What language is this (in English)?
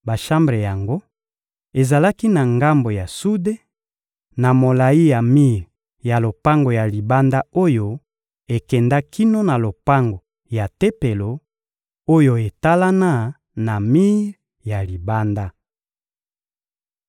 Lingala